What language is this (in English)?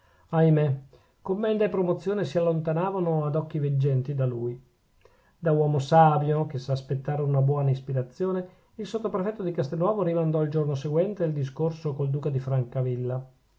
Italian